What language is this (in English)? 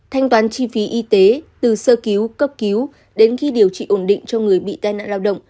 Vietnamese